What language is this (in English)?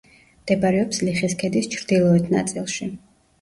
Georgian